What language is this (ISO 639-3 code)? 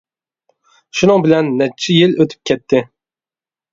uig